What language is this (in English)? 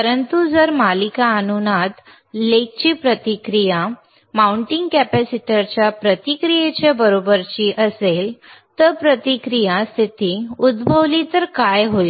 Marathi